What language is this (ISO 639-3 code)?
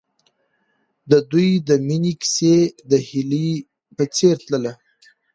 pus